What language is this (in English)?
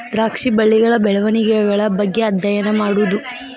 Kannada